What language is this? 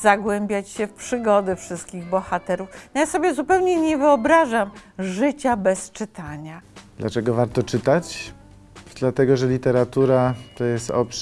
Polish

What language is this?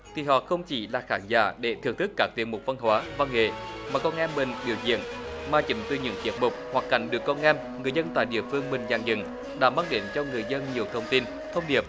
Vietnamese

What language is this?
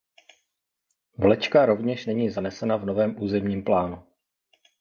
Czech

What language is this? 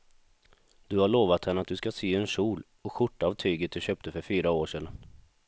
Swedish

